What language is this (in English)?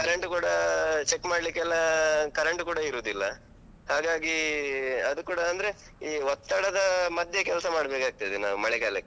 Kannada